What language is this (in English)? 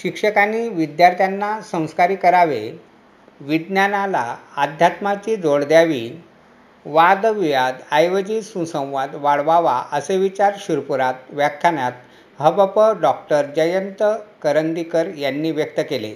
Marathi